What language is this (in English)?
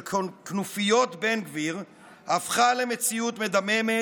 Hebrew